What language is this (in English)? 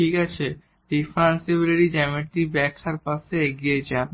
Bangla